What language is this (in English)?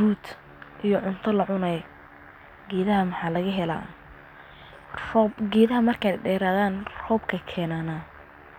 Somali